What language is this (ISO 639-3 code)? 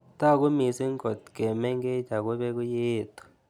kln